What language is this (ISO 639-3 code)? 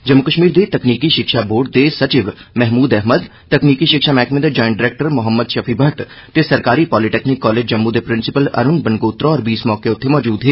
doi